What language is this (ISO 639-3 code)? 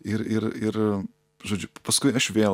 lit